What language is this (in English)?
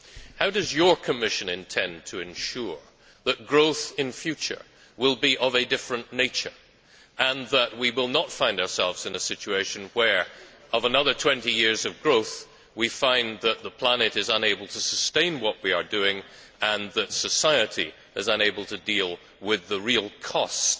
English